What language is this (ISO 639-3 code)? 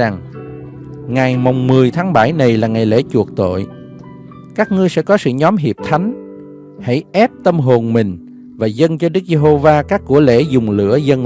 vie